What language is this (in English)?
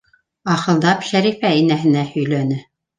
Bashkir